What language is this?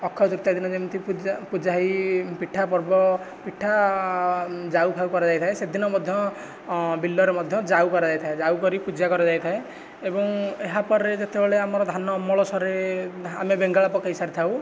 Odia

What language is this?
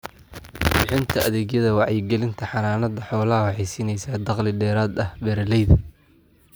Somali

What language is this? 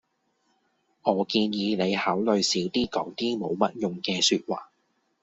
Cantonese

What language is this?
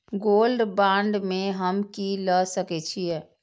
Maithili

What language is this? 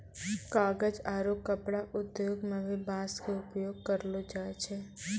Maithili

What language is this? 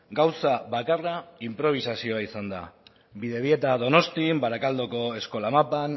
Basque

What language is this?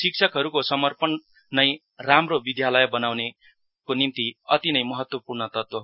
Nepali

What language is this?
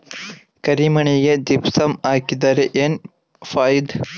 Kannada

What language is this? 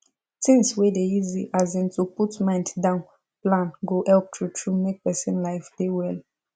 Nigerian Pidgin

